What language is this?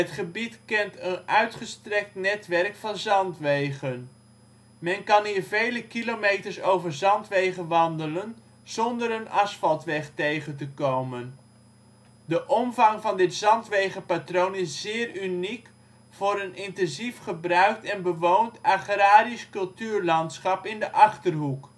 Dutch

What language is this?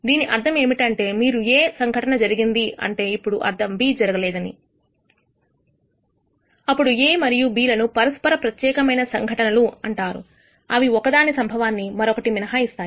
Telugu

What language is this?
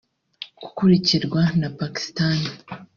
Kinyarwanda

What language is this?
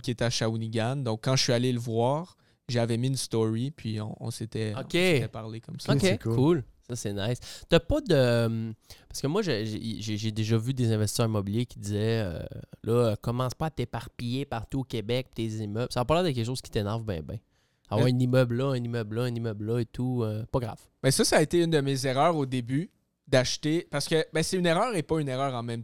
French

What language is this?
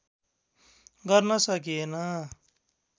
Nepali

